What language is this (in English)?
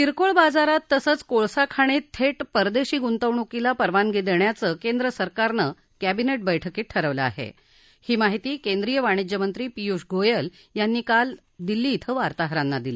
Marathi